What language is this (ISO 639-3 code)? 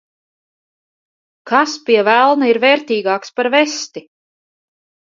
lav